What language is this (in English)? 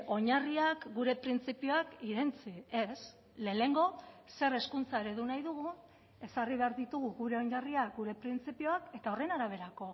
Basque